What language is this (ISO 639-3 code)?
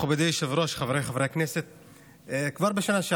heb